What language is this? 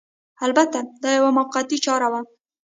Pashto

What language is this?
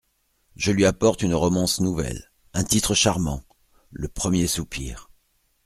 French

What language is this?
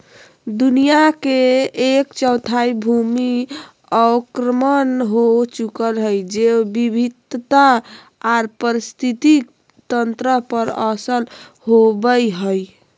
Magahi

